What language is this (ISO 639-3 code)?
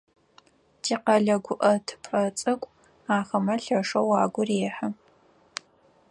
ady